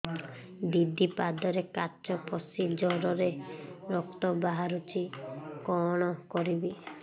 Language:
Odia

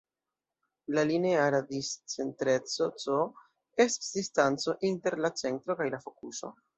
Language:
Esperanto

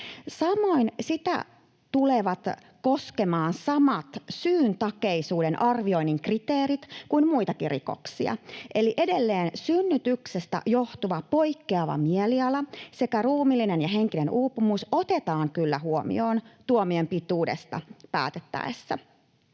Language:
Finnish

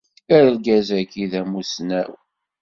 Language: Kabyle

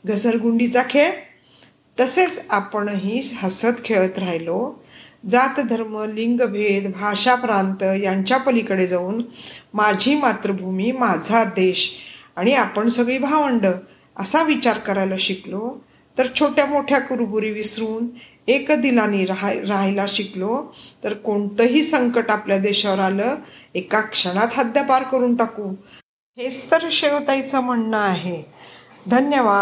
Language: Marathi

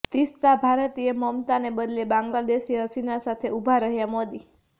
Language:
Gujarati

